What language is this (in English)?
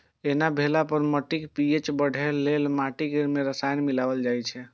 Maithili